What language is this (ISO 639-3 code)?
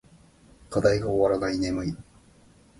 jpn